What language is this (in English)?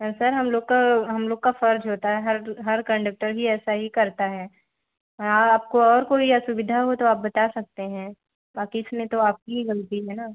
Hindi